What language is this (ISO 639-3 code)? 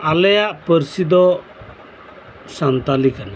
sat